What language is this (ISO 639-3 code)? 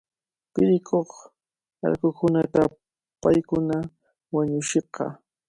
qvl